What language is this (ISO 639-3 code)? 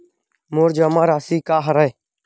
hne